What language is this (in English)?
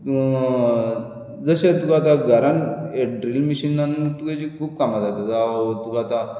Konkani